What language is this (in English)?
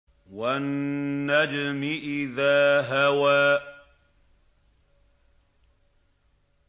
Arabic